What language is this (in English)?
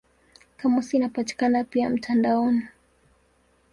Swahili